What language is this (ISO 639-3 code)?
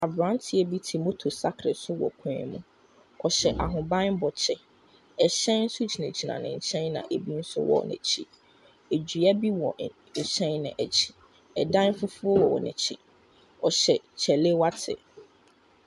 aka